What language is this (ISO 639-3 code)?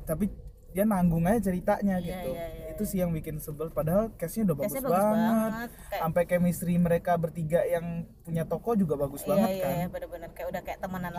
ind